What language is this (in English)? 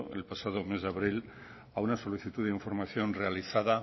Spanish